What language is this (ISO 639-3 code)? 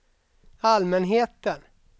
swe